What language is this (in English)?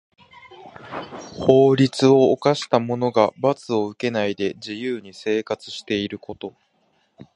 Japanese